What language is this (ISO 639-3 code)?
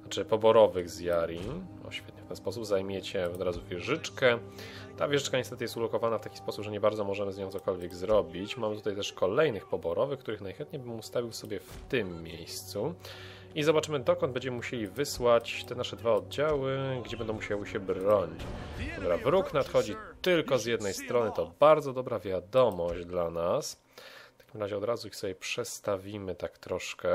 pol